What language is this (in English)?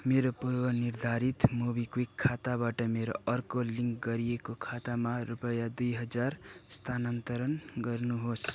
Nepali